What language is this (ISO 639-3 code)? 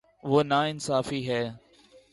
urd